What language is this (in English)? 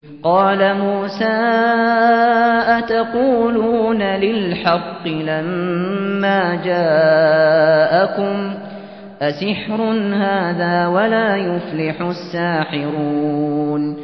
Arabic